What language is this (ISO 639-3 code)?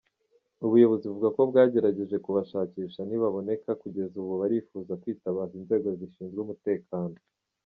kin